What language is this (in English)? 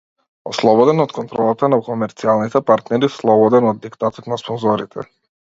Macedonian